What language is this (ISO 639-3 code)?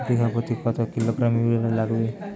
ben